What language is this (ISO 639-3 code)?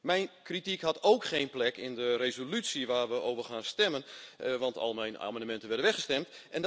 nld